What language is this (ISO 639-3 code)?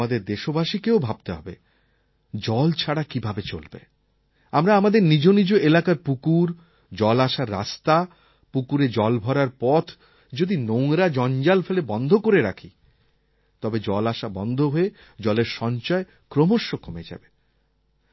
ben